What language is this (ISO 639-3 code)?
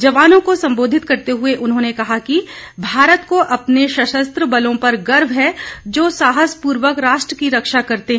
hin